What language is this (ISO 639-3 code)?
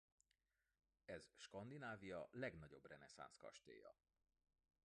hun